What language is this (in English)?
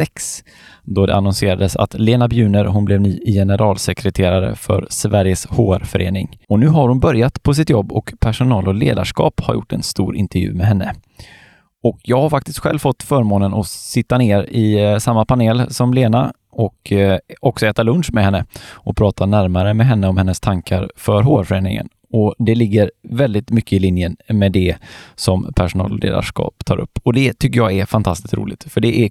Swedish